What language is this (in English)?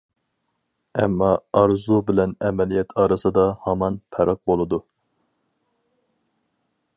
Uyghur